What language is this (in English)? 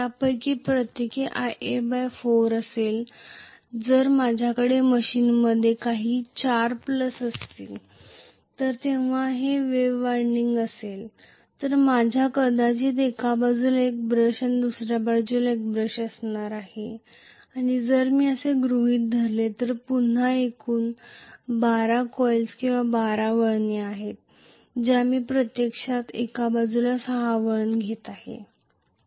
Marathi